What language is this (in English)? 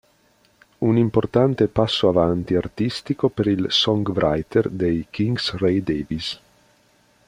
Italian